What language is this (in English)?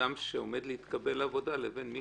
Hebrew